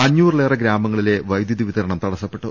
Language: Malayalam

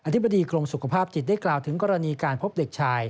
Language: Thai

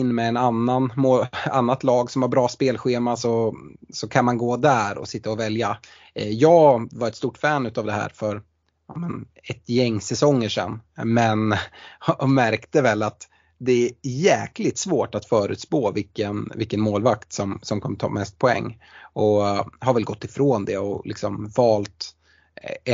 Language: Swedish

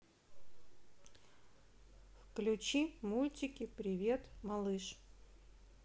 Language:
Russian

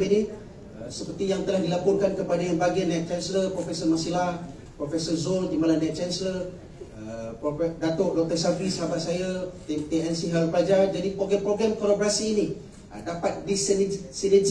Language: Malay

